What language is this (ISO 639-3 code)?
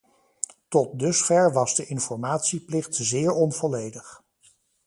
nld